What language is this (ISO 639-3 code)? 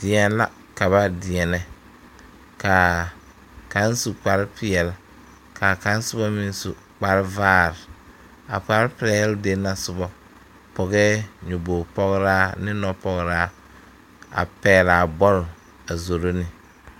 dga